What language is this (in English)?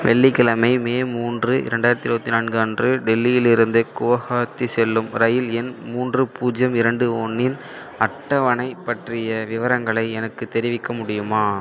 Tamil